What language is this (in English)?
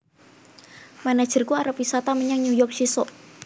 Javanese